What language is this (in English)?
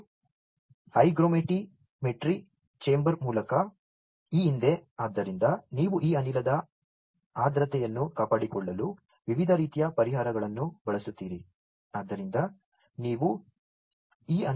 Kannada